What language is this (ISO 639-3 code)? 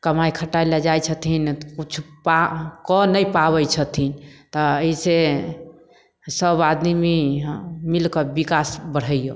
mai